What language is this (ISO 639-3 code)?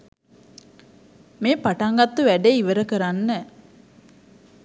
sin